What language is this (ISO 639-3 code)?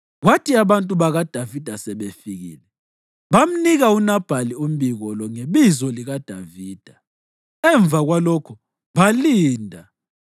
nde